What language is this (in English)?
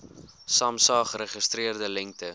Afrikaans